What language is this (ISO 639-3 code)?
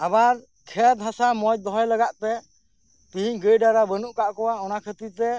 sat